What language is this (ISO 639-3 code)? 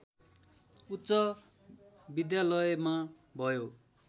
nep